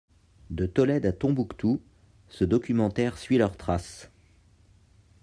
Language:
French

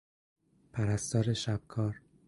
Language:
Persian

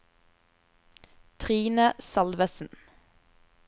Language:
Norwegian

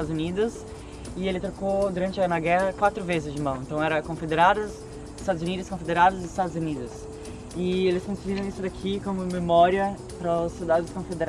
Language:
Portuguese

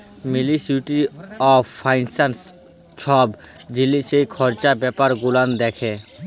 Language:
Bangla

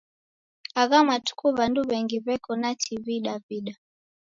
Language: Taita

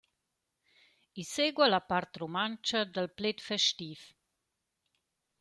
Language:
Romansh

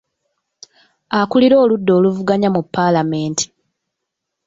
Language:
Ganda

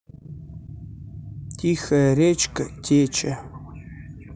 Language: Russian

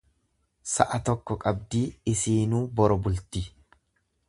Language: Oromo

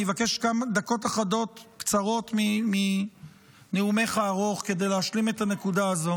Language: Hebrew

